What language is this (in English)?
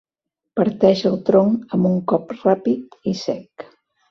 Catalan